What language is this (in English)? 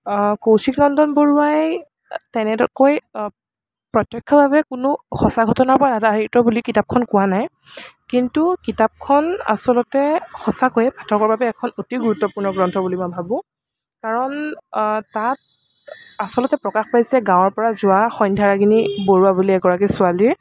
Assamese